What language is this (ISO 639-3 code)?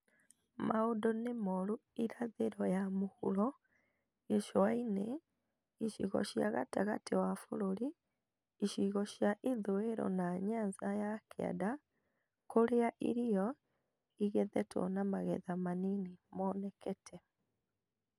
kik